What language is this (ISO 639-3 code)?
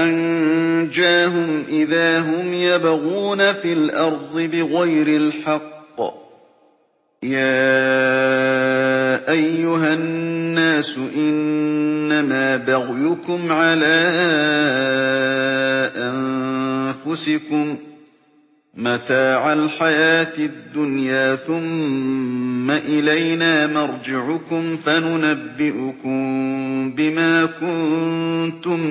ara